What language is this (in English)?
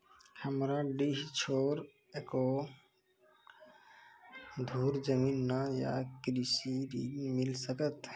Maithili